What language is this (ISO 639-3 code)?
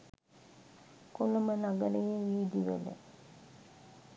sin